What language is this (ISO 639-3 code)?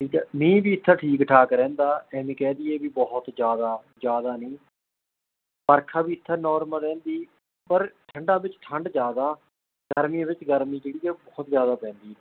pan